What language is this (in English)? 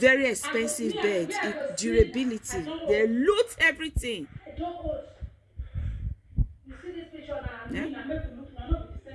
English